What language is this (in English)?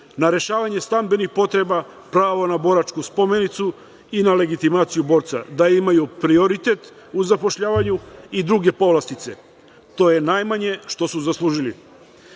Serbian